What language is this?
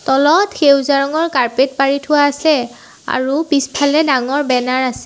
Assamese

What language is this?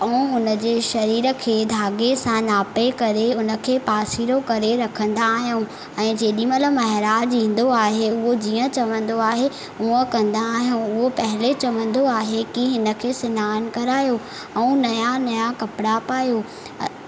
Sindhi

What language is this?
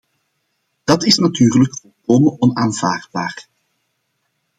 Dutch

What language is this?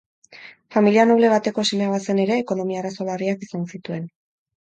Basque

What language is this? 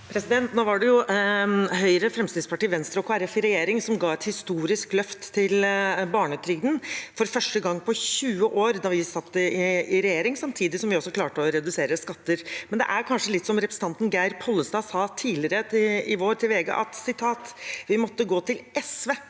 Norwegian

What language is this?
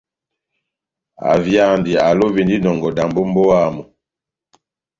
Batanga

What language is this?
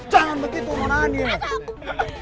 Indonesian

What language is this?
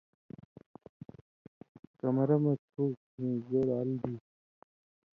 Indus Kohistani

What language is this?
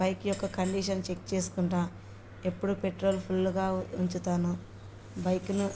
Telugu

